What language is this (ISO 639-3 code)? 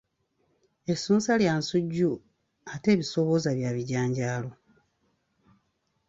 lug